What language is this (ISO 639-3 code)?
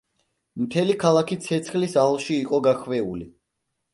kat